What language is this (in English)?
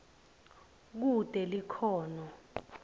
Swati